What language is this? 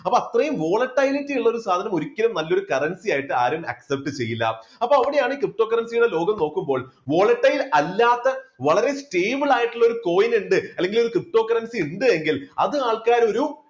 Malayalam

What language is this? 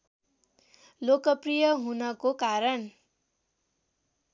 Nepali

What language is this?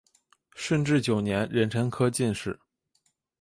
Chinese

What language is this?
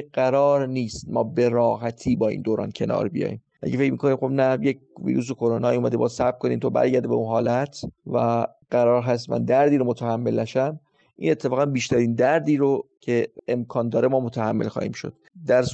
Persian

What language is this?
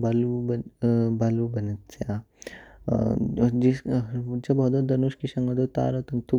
Kinnauri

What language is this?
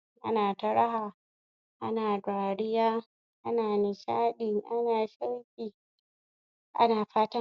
Hausa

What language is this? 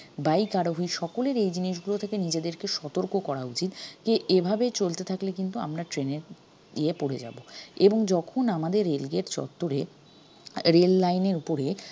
Bangla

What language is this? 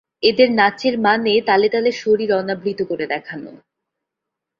Bangla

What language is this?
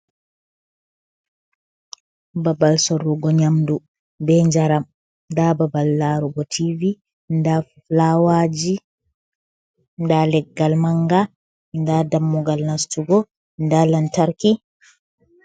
Fula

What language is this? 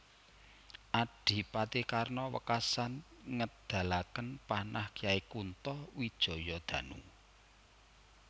Javanese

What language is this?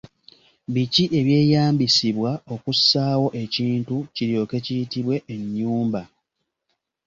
Ganda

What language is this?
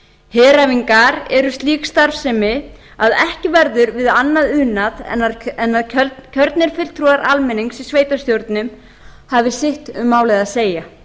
Icelandic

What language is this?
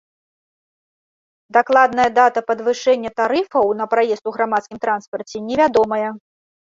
Belarusian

